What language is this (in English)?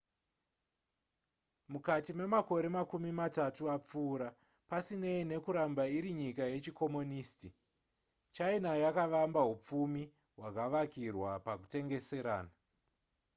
Shona